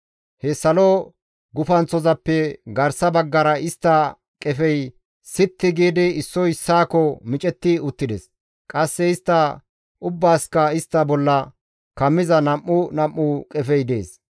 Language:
Gamo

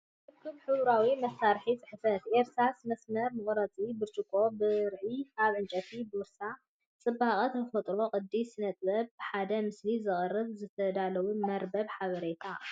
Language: Tigrinya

